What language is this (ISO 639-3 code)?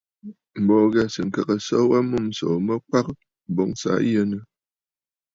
bfd